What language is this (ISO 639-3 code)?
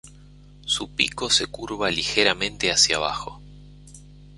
spa